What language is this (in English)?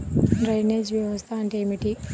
Telugu